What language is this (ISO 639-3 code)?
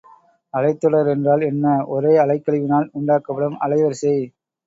tam